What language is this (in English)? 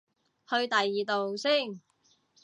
Cantonese